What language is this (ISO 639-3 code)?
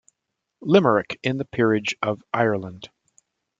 eng